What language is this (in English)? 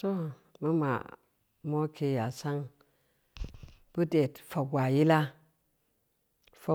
Samba Leko